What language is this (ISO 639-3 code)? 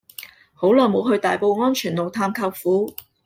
yue